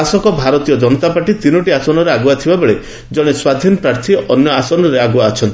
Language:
Odia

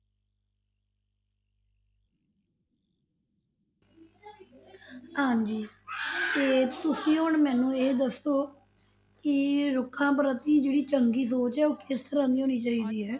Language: Punjabi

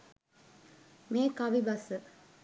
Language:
Sinhala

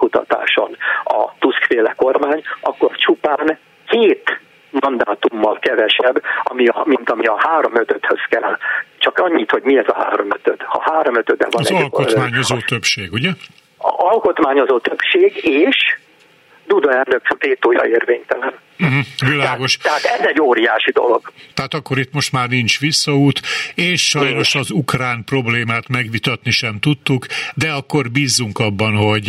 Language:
Hungarian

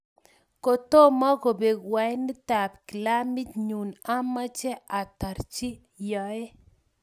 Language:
Kalenjin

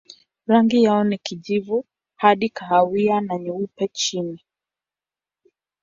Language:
Swahili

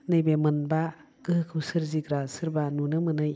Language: Bodo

